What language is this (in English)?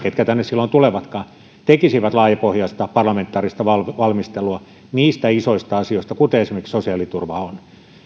Finnish